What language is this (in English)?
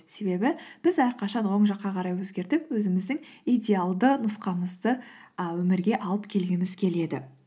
Kazakh